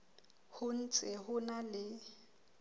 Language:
Southern Sotho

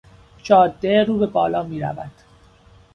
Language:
Persian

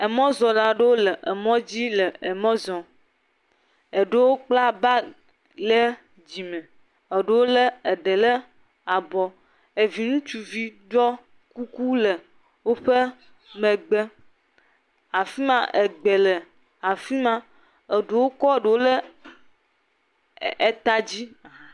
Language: Ewe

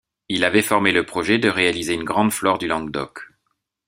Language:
French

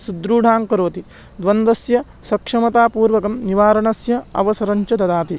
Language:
Sanskrit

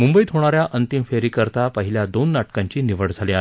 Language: Marathi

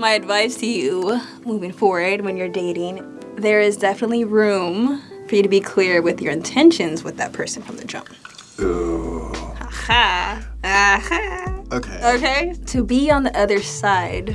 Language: English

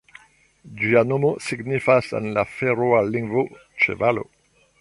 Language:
Esperanto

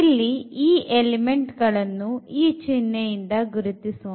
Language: Kannada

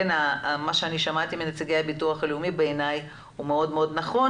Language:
Hebrew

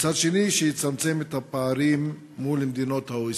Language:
Hebrew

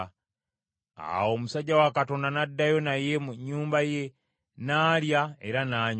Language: Ganda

